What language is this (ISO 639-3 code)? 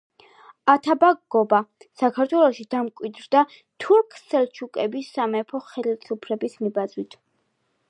kat